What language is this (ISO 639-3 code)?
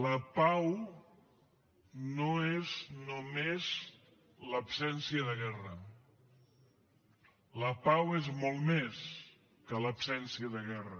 cat